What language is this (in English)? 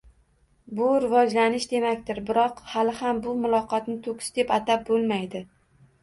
Uzbek